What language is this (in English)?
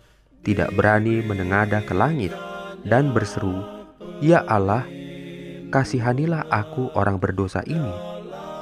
Indonesian